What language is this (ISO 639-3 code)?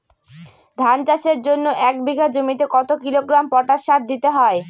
ben